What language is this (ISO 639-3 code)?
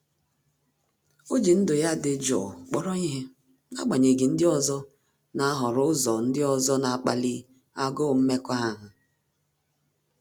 ibo